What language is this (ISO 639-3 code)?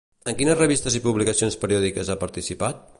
cat